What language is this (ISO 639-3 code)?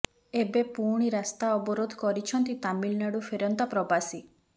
ori